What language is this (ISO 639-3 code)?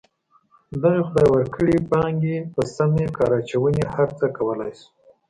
pus